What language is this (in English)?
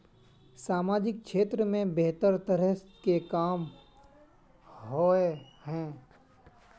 Magahi